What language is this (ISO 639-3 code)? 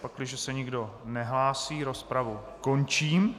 ces